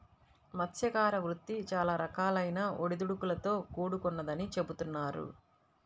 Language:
Telugu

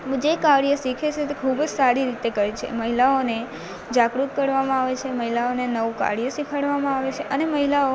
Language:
Gujarati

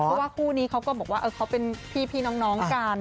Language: Thai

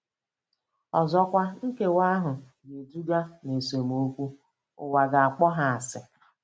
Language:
Igbo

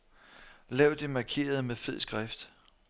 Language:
Danish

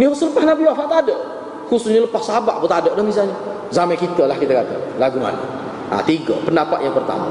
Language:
Malay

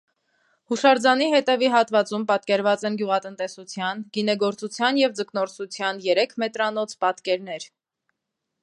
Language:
Armenian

